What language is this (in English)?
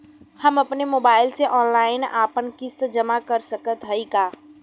Bhojpuri